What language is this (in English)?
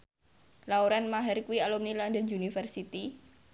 Javanese